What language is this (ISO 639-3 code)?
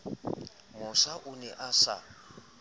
sot